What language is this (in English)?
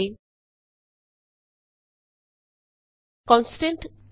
Punjabi